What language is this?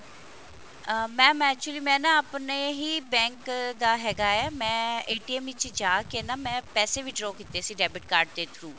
Punjabi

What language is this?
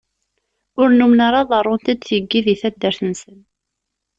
Kabyle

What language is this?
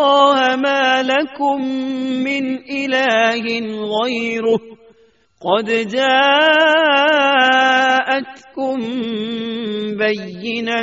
Urdu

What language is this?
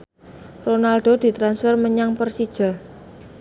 Javanese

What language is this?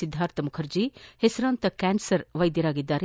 Kannada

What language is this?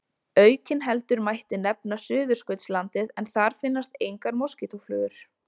Icelandic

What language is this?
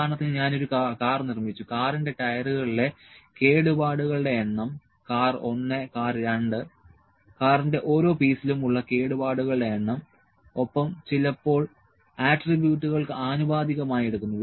Malayalam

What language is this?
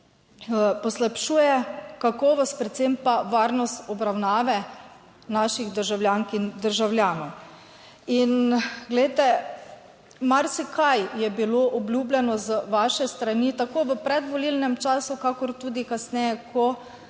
Slovenian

